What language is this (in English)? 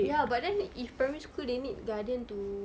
English